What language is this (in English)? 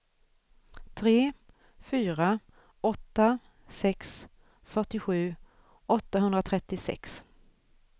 Swedish